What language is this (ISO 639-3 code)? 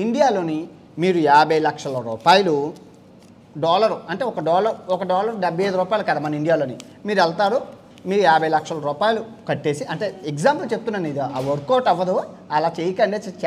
ind